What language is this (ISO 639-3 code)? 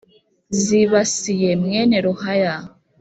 kin